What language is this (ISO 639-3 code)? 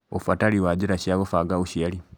kik